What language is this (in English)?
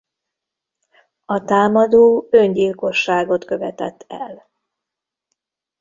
Hungarian